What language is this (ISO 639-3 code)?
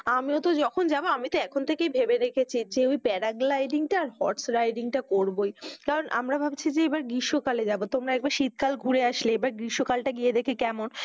ben